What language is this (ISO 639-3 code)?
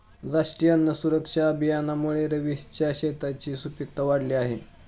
mar